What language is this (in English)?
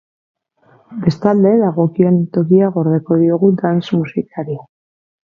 Basque